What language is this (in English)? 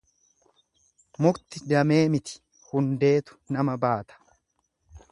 Oromo